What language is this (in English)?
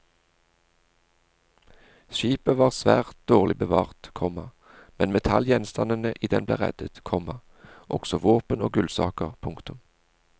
Norwegian